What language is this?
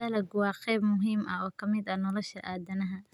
Somali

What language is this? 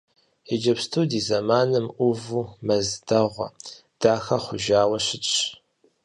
Kabardian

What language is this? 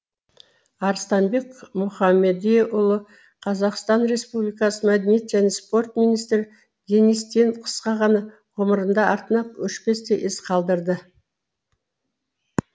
Kazakh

